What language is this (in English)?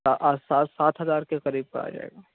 Urdu